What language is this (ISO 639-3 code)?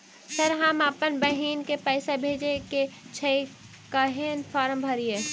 mai